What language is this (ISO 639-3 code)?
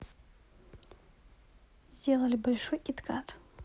rus